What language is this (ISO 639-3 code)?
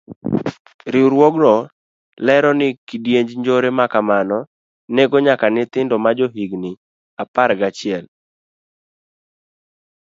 luo